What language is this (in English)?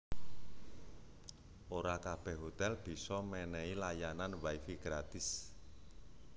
Javanese